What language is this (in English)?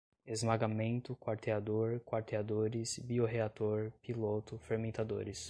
Portuguese